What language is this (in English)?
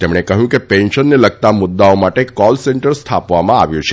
Gujarati